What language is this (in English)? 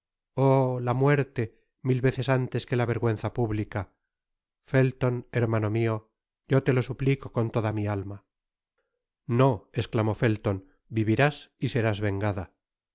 Spanish